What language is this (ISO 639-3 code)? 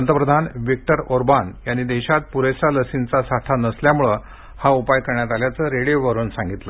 mar